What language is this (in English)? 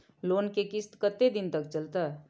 Maithili